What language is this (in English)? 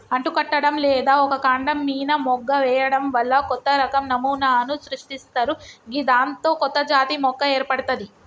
Telugu